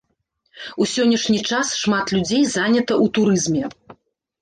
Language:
Belarusian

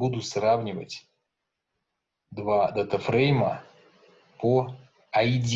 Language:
Russian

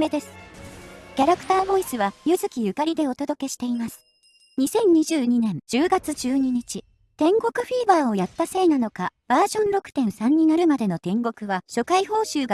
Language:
Japanese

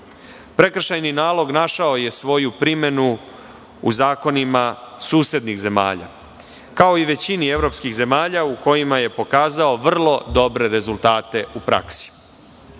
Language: Serbian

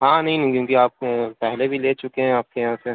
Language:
Urdu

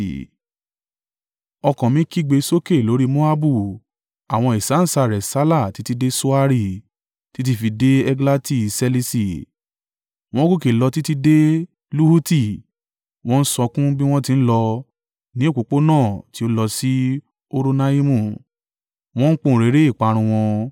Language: Yoruba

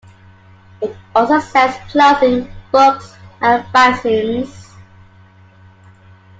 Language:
English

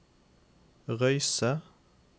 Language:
Norwegian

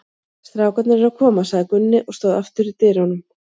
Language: Icelandic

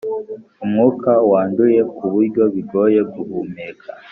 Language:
Kinyarwanda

